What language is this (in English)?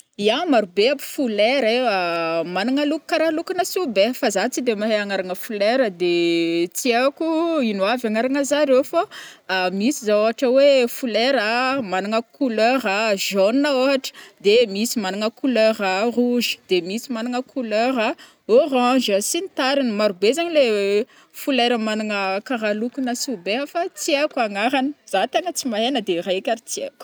Northern Betsimisaraka Malagasy